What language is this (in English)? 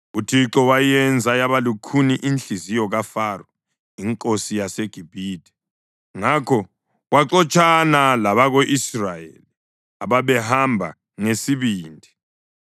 North Ndebele